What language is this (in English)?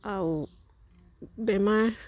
Assamese